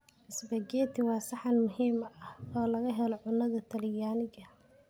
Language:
Somali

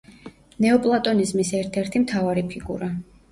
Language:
Georgian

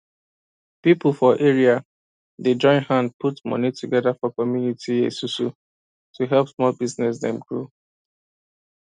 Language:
Nigerian Pidgin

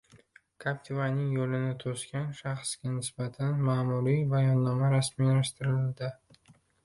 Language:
Uzbek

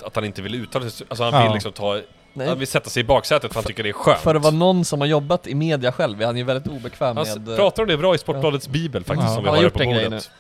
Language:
Swedish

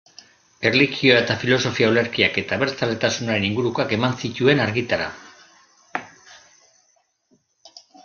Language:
Basque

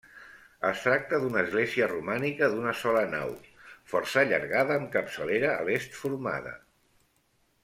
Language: Catalan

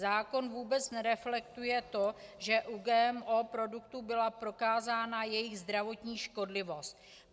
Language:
Czech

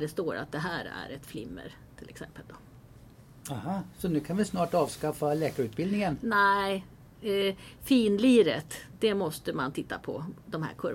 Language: Swedish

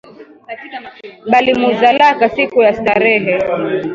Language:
Swahili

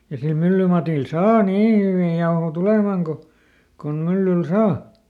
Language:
Finnish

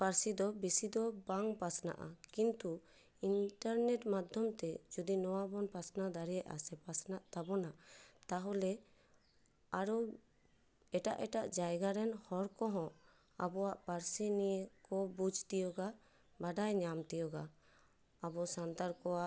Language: Santali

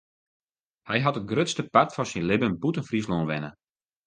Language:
Western Frisian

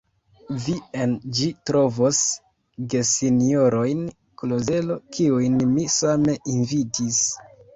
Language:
Esperanto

